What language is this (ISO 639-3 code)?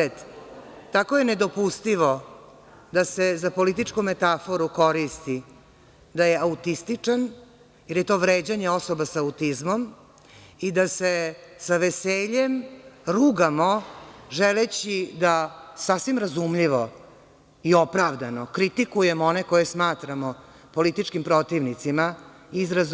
srp